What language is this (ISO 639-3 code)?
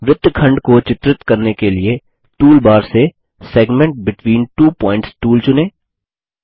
hin